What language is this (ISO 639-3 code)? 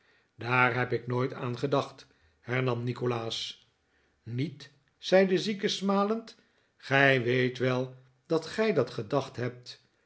nld